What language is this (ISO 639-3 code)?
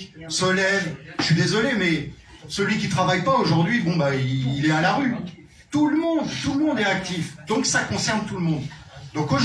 fra